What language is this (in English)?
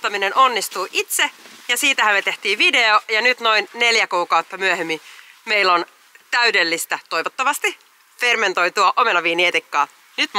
Finnish